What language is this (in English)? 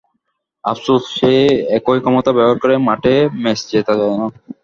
Bangla